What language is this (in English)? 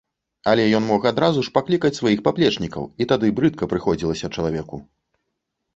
Belarusian